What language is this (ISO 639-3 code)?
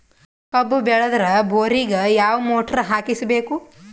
kan